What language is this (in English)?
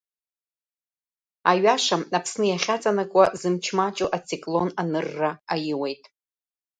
Abkhazian